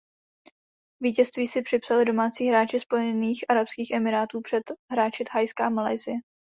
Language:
Czech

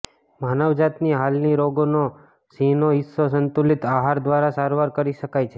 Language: Gujarati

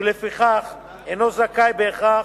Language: Hebrew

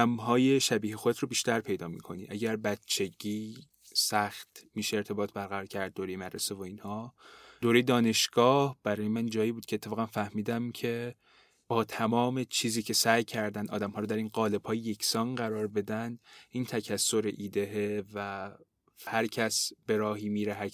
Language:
Persian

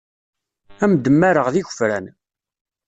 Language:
Kabyle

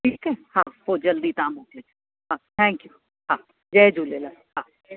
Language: Sindhi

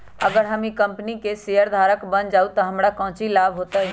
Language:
Magahi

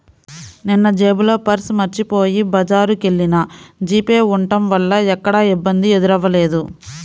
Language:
Telugu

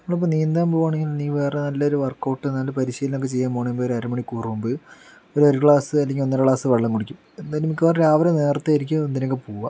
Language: Malayalam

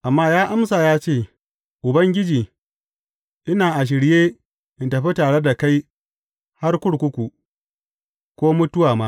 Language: Hausa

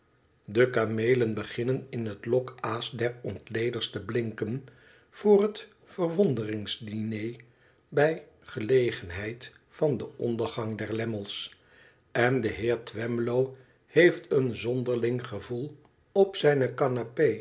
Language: Dutch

